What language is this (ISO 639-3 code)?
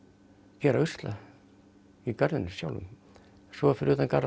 isl